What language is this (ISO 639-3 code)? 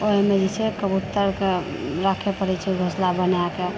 mai